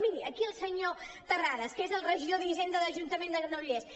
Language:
Catalan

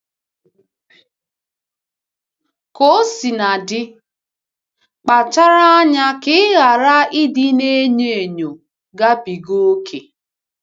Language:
Igbo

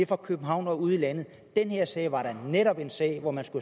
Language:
Danish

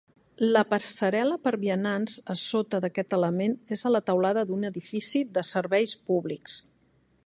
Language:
Catalan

